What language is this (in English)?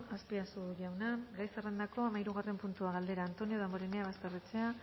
Basque